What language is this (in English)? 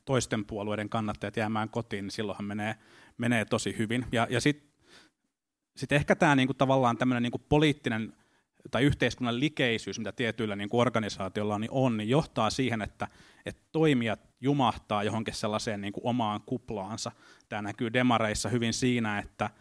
Finnish